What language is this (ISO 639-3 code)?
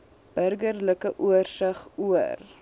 afr